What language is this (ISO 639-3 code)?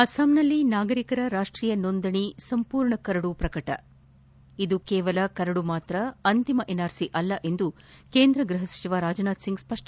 kan